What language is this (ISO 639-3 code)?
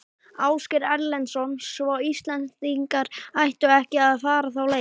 isl